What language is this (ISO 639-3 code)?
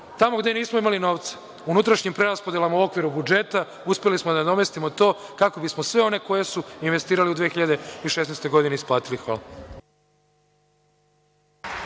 srp